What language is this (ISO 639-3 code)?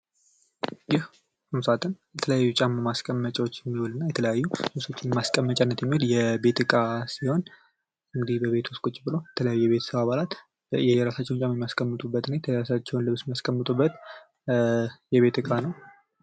amh